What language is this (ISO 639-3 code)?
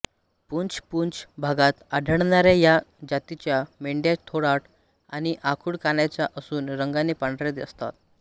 mar